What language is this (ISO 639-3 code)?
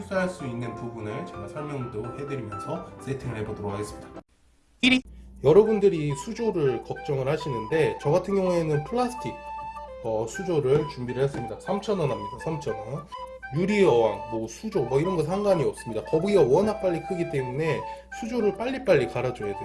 kor